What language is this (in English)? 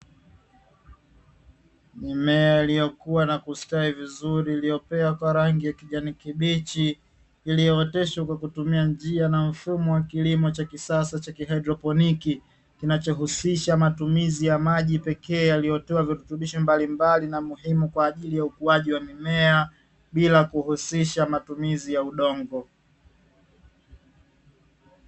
Swahili